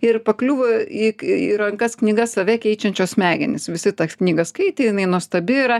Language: Lithuanian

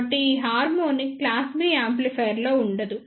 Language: Telugu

